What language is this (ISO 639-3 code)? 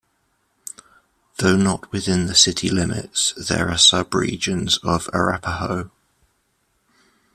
eng